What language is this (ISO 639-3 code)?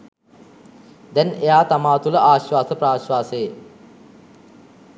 sin